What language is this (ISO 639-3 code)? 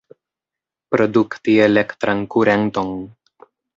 epo